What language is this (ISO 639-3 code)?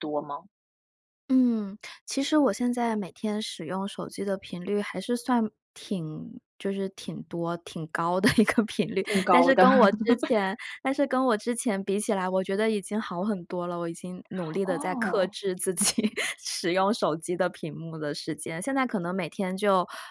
zho